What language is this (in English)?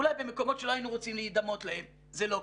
Hebrew